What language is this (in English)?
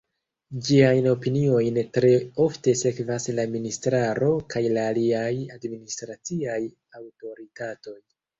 Esperanto